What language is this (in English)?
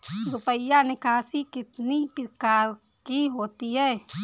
Hindi